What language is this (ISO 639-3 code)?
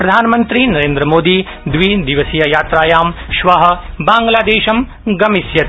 san